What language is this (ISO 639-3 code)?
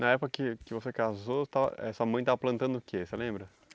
por